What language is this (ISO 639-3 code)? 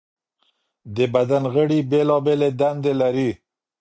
pus